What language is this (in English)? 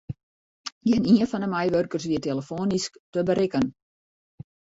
Western Frisian